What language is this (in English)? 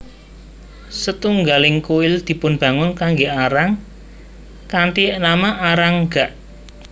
Javanese